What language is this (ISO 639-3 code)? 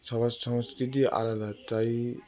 ben